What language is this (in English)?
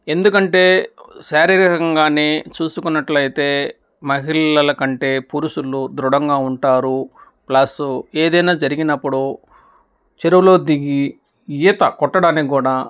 Telugu